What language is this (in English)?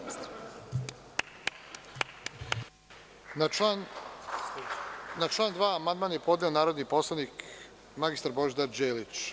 Serbian